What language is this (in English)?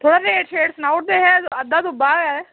Dogri